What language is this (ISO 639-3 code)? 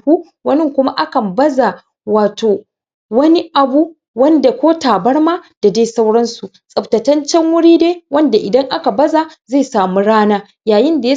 hau